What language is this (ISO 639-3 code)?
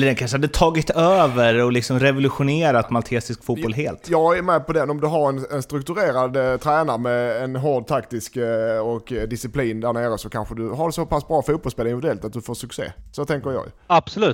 swe